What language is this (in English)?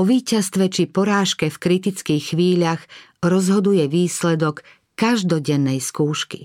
Slovak